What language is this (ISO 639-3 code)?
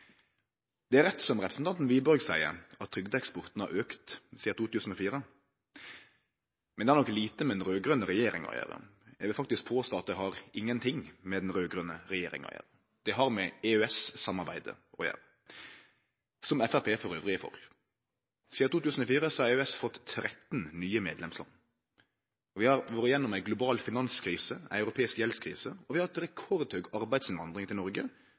nno